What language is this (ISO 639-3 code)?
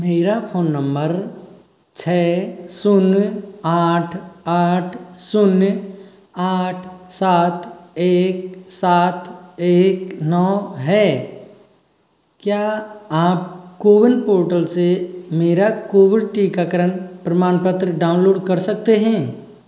hin